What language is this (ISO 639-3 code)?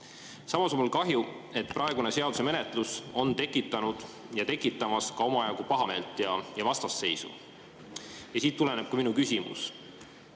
est